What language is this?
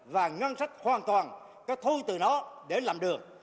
Vietnamese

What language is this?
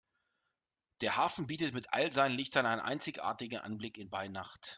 German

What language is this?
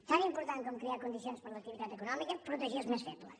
Catalan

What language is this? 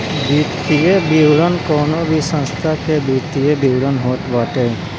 Bhojpuri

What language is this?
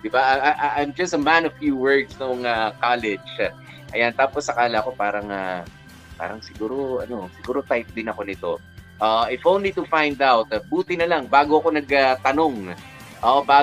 Filipino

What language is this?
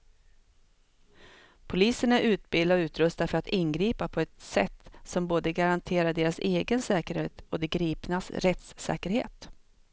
Swedish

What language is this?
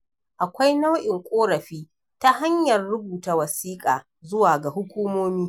Hausa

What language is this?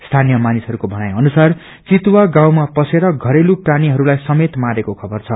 Nepali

